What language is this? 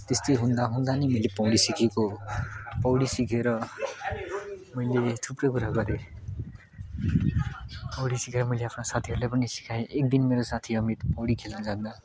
Nepali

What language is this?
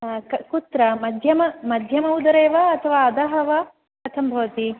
Sanskrit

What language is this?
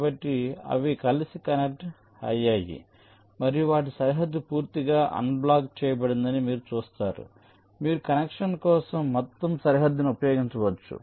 Telugu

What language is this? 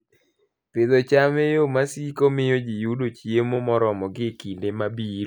Luo (Kenya and Tanzania)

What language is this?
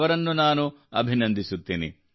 Kannada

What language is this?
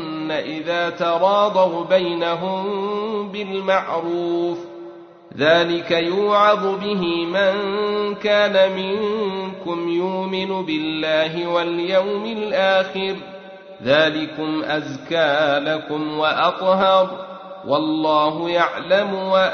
Arabic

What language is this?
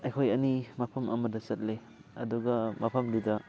Manipuri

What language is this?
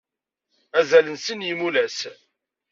Kabyle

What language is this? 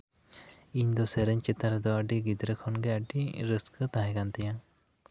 Santali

